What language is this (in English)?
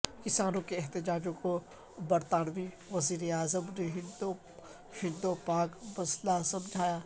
Urdu